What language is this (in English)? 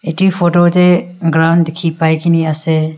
Naga Pidgin